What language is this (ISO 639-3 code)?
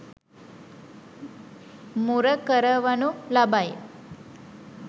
sin